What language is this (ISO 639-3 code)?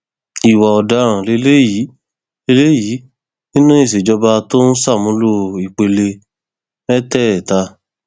yor